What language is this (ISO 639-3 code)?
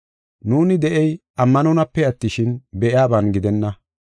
gof